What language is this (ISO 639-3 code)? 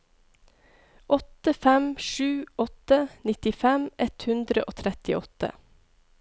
nor